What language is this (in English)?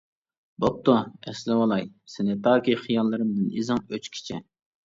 Uyghur